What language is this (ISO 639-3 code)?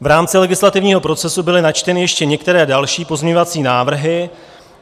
ces